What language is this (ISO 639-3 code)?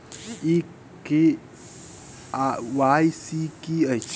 mai